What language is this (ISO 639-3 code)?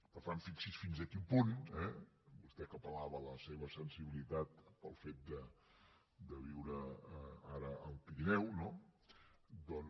cat